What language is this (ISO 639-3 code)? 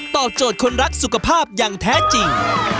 tha